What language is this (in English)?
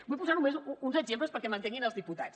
Catalan